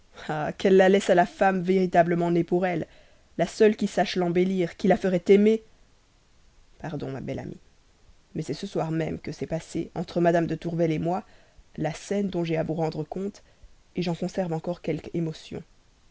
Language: French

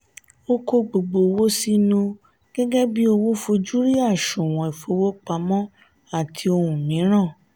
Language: Yoruba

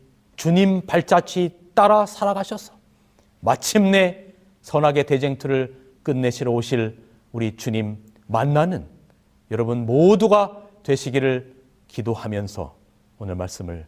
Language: Korean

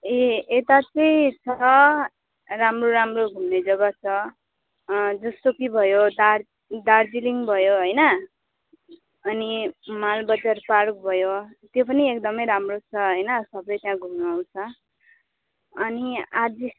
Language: Nepali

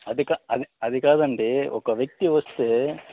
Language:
Telugu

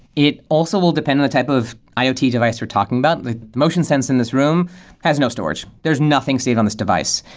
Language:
English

